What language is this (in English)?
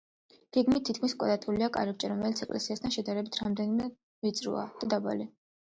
Georgian